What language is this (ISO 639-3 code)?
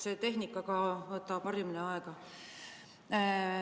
est